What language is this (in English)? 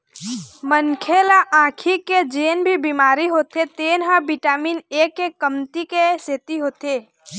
Chhattisgarhi